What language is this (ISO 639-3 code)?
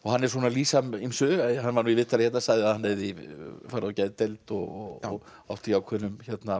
isl